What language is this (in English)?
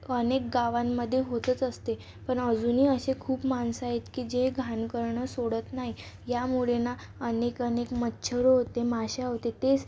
Marathi